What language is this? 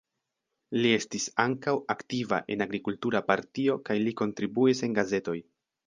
Esperanto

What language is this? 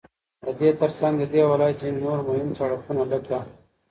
Pashto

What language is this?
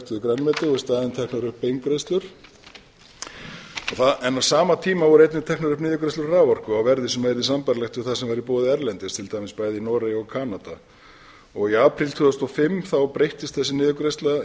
Icelandic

